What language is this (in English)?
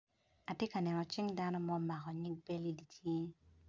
Acoli